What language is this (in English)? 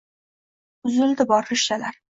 Uzbek